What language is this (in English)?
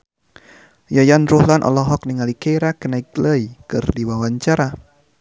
Sundanese